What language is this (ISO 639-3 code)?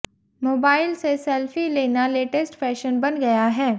hin